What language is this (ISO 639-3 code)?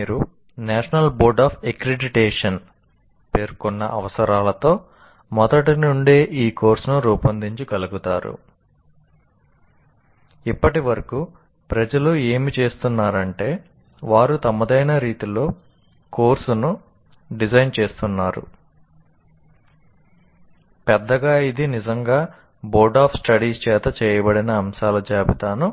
tel